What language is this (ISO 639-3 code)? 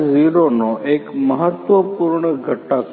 guj